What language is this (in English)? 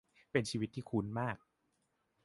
Thai